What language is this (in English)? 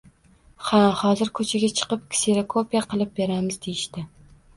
Uzbek